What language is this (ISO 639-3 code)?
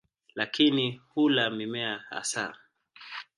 swa